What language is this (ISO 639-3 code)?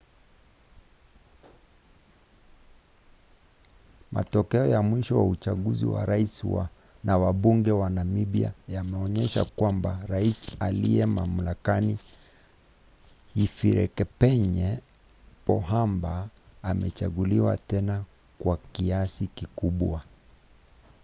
swa